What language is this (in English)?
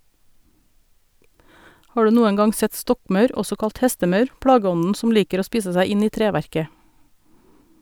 Norwegian